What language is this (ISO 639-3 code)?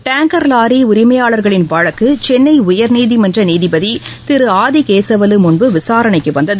tam